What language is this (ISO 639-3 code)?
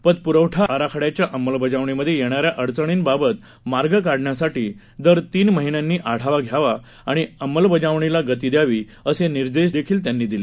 mar